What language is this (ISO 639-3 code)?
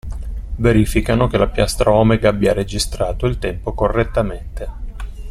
ita